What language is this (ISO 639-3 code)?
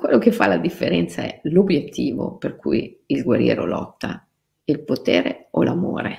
ita